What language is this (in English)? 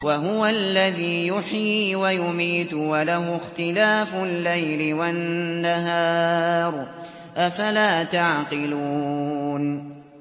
Arabic